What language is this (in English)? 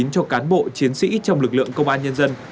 Vietnamese